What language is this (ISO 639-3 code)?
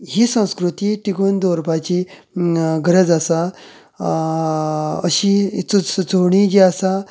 kok